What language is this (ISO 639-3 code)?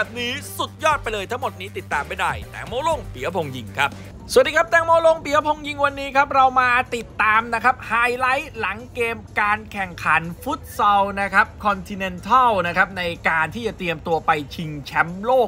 tha